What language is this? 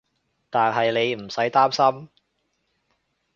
Cantonese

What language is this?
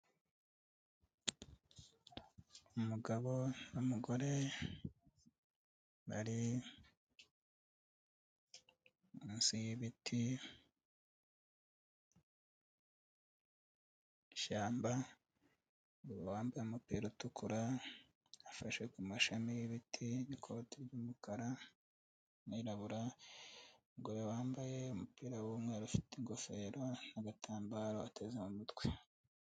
Kinyarwanda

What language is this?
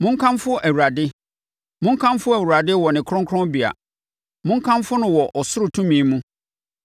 Akan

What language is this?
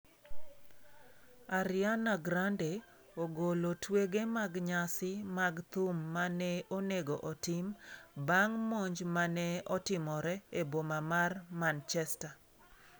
Luo (Kenya and Tanzania)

